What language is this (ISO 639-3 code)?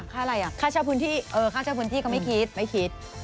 tha